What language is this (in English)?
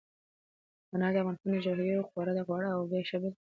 Pashto